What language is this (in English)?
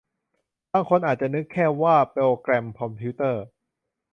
Thai